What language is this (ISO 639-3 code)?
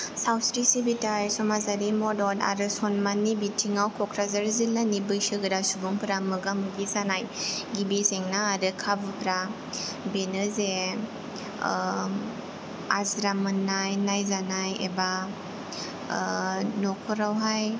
brx